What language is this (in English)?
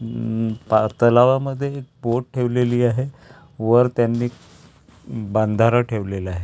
Marathi